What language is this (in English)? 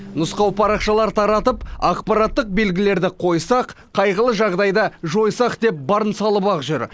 Kazakh